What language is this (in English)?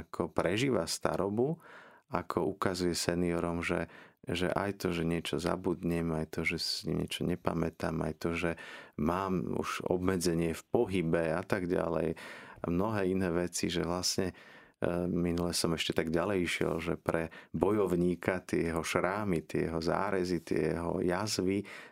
Slovak